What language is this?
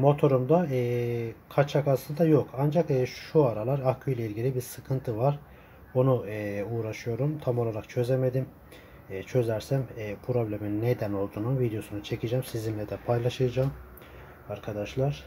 Turkish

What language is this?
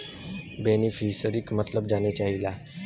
Bhojpuri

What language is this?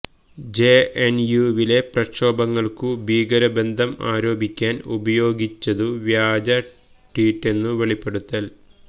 Malayalam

